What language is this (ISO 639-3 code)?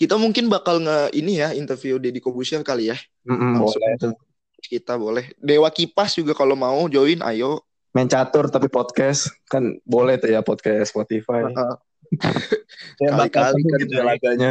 ind